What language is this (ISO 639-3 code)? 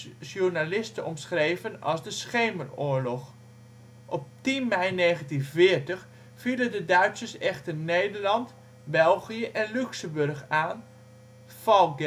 nld